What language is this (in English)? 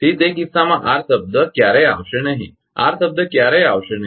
Gujarati